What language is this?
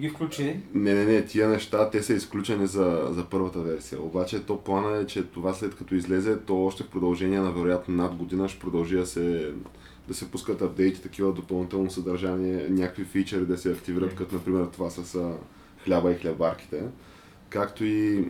Bulgarian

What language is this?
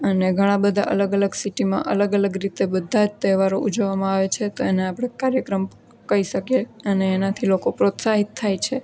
Gujarati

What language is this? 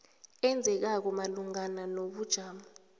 South Ndebele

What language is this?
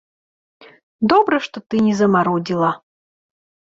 Belarusian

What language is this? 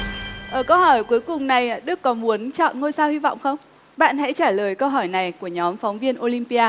Vietnamese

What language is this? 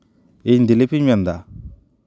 Santali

